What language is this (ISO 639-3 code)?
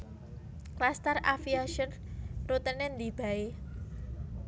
jav